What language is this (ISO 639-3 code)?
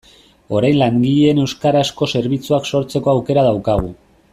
eus